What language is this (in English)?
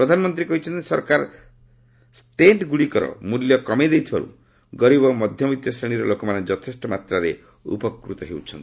Odia